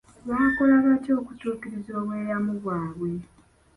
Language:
Ganda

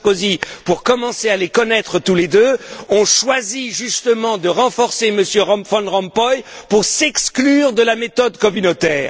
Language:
French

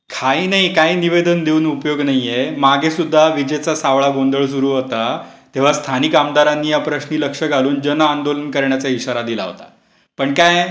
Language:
Marathi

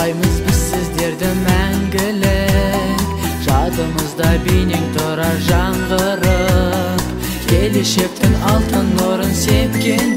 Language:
Turkish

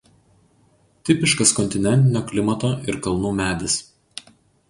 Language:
Lithuanian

